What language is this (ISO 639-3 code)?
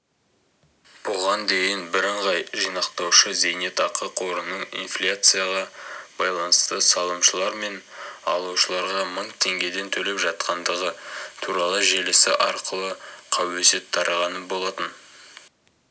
kaz